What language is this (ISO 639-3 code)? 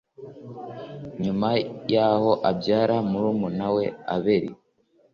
kin